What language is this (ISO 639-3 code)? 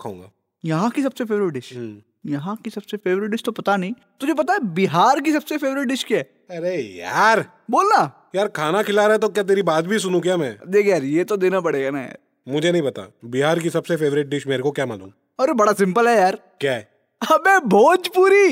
hin